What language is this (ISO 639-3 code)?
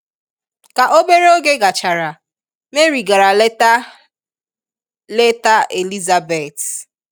ibo